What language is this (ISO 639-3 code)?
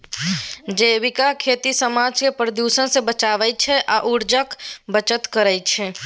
mai